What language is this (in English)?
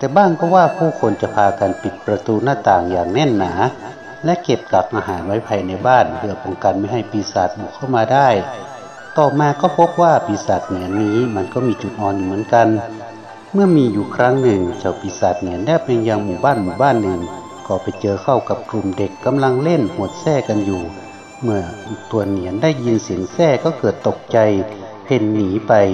Thai